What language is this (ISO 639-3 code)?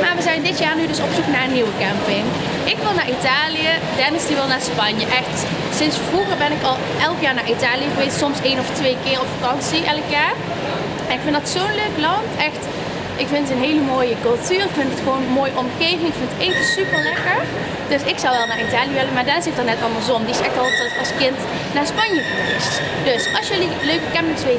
nld